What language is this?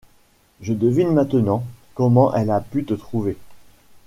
French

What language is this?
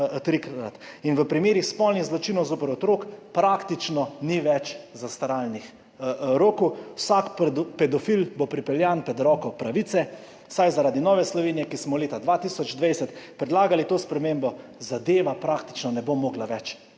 Slovenian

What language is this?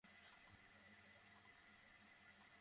Bangla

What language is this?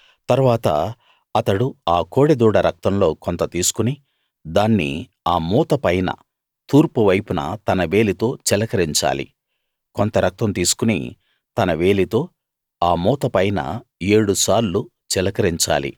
Telugu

